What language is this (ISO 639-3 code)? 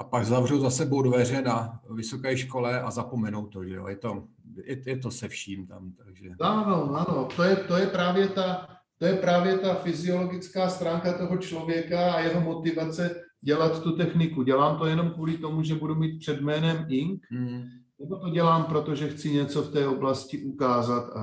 ces